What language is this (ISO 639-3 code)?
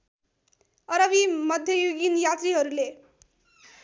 nep